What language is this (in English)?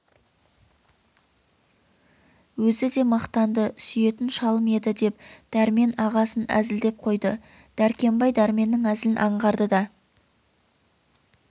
Kazakh